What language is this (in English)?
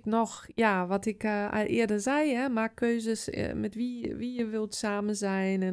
Dutch